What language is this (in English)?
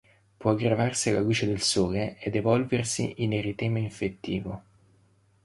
Italian